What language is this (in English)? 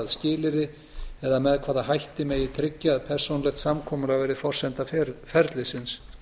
Icelandic